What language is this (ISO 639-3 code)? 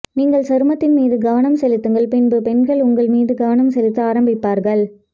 tam